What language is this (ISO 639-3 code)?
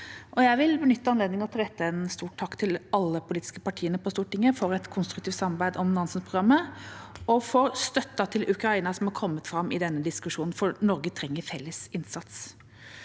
nor